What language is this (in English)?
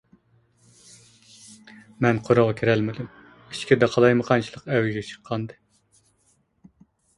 Uyghur